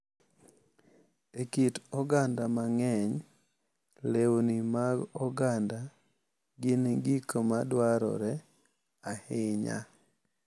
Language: Luo (Kenya and Tanzania)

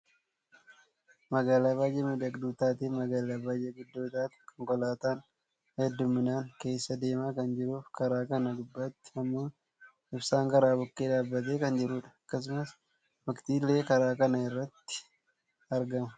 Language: Oromo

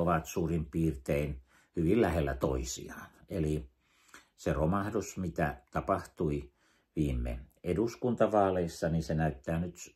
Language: Finnish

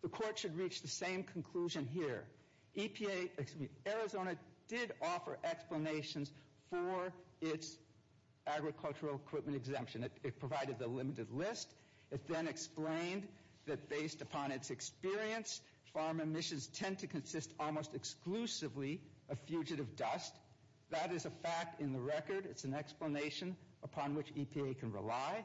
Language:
English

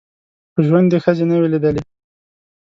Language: Pashto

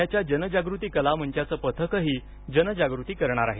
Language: Marathi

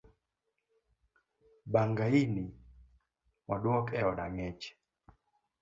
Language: Luo (Kenya and Tanzania)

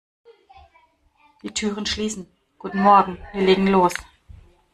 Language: German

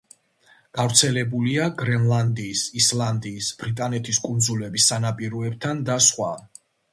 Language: Georgian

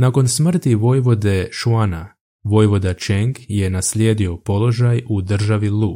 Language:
Croatian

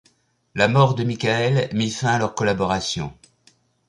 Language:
French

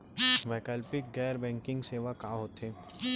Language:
Chhattisgarhi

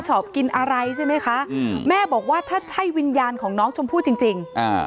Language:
Thai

